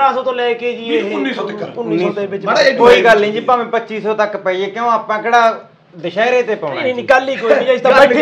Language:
Punjabi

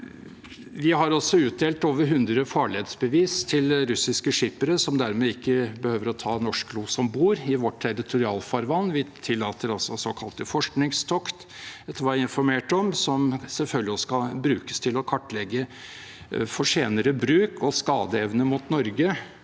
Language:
Norwegian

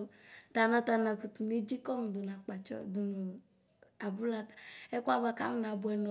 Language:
Ikposo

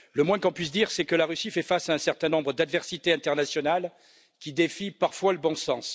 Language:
French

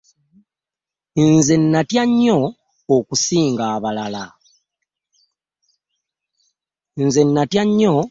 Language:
Ganda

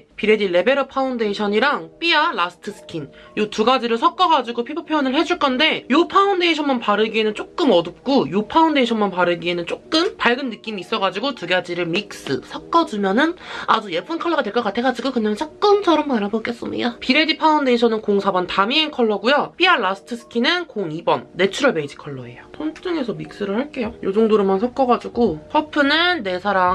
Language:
Korean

